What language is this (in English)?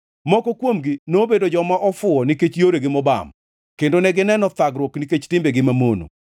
Luo (Kenya and Tanzania)